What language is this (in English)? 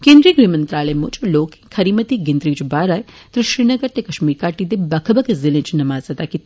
Dogri